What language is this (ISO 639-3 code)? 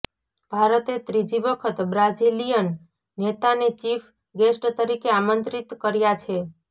guj